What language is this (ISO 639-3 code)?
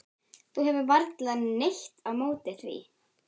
isl